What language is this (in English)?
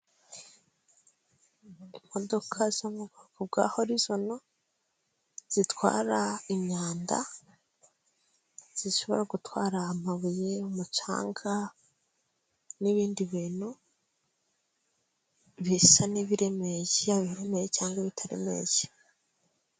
Kinyarwanda